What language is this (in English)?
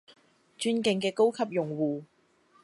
Cantonese